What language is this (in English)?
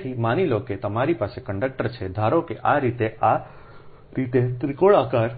Gujarati